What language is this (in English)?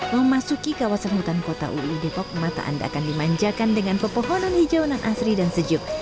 Indonesian